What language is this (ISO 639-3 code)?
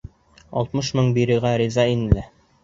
bak